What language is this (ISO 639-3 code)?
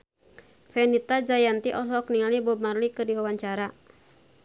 sun